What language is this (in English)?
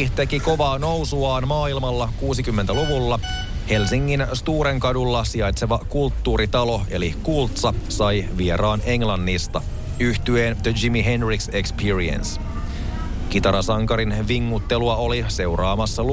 Finnish